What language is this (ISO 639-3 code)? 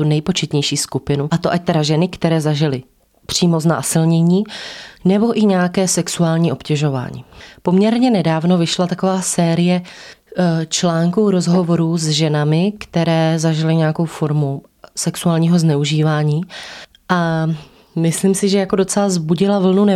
ces